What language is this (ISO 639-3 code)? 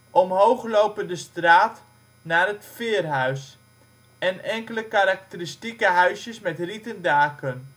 nld